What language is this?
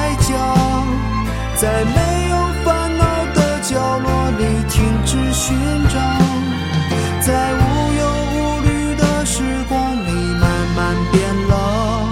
Chinese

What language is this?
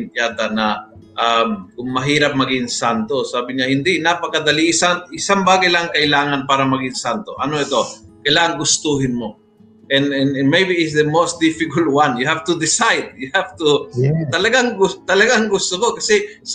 Filipino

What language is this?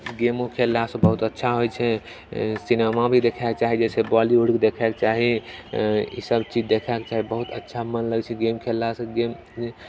Maithili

